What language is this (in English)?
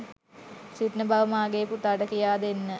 Sinhala